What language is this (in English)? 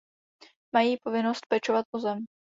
Czech